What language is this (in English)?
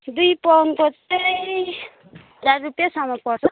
Nepali